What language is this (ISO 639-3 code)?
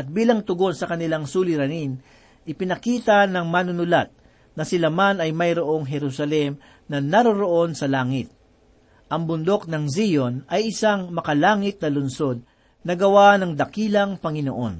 fil